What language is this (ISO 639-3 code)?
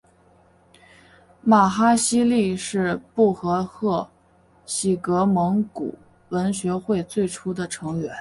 zho